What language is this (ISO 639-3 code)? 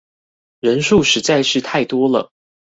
zho